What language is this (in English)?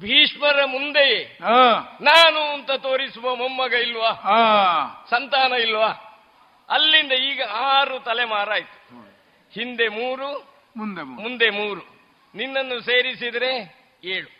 Kannada